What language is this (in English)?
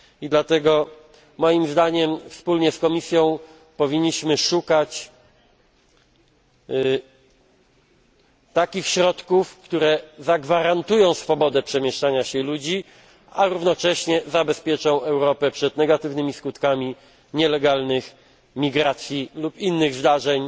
Polish